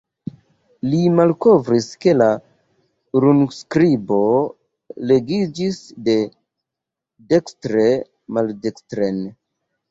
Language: Esperanto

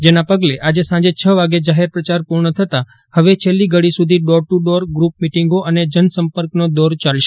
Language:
Gujarati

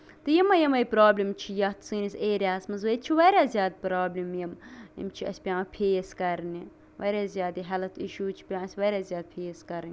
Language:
Kashmiri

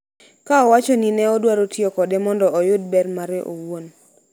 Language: Luo (Kenya and Tanzania)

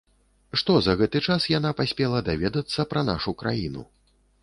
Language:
Belarusian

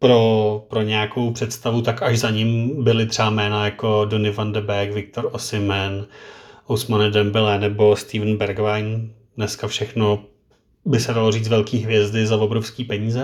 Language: Czech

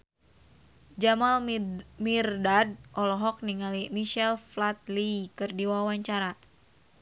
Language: Sundanese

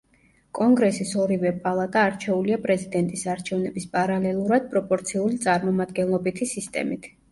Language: Georgian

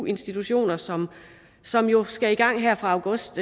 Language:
Danish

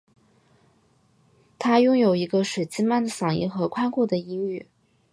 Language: Chinese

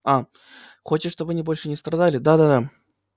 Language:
Russian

